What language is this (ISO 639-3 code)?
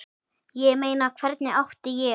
isl